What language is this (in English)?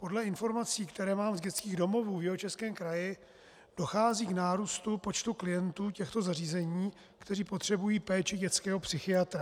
Czech